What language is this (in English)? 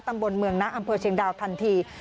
Thai